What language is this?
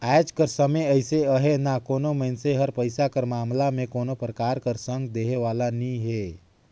Chhattisgarhi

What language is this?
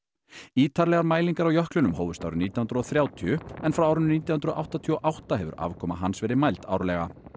Icelandic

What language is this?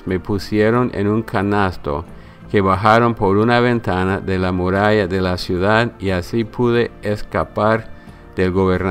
Spanish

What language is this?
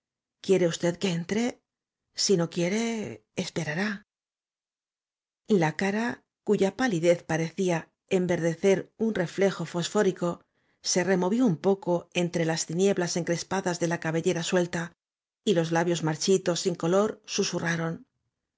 Spanish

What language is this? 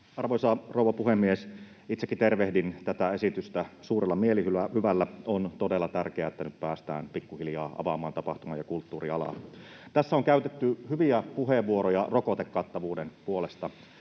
Finnish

